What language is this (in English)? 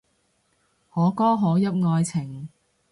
Cantonese